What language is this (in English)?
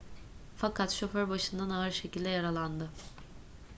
Turkish